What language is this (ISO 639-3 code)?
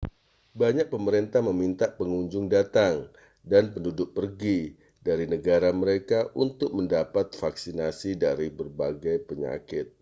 ind